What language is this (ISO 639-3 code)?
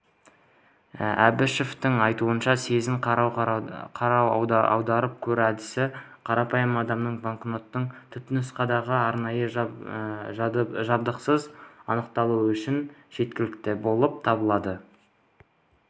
kaz